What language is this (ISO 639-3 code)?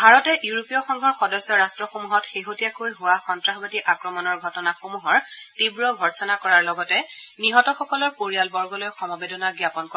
asm